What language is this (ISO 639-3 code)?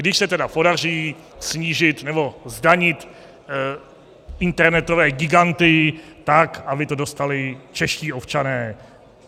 ces